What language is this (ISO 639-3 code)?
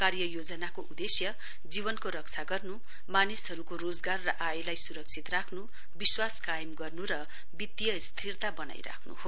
nep